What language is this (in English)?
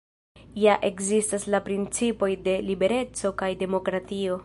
Esperanto